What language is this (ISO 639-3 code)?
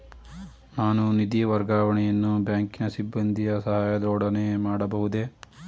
kan